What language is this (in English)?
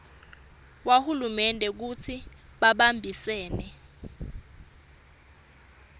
Swati